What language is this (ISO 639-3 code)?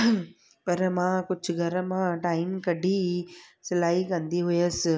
snd